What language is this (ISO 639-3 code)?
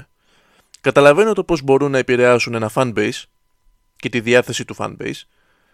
ell